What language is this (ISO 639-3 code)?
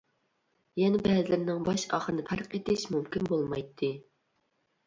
uig